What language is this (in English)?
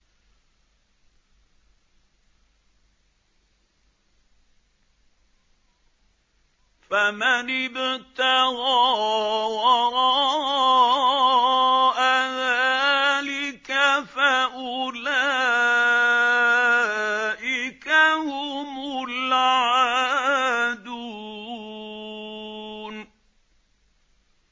Arabic